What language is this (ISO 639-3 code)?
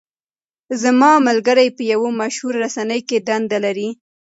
pus